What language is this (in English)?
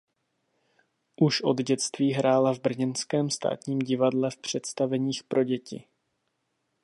Czech